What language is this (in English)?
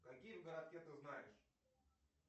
Russian